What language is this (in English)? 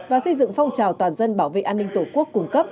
Vietnamese